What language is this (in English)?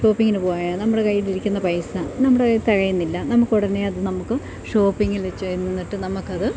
Malayalam